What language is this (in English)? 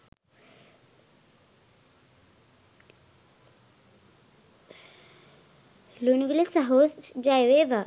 Sinhala